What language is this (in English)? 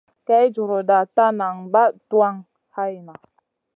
Masana